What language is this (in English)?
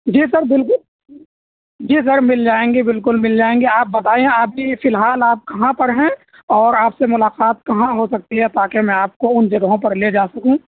Urdu